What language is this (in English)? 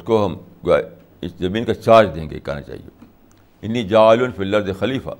Urdu